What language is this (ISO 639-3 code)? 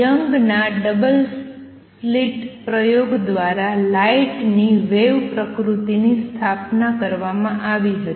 guj